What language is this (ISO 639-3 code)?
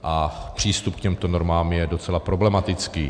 ces